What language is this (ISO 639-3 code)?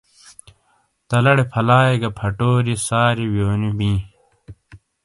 scl